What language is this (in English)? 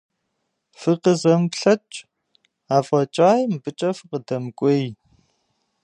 Kabardian